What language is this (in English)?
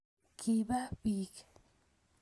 Kalenjin